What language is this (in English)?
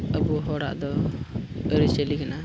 Santali